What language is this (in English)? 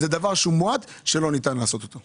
Hebrew